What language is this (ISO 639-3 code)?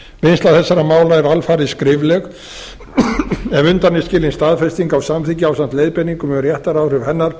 isl